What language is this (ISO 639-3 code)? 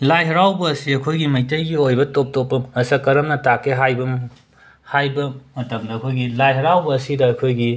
mni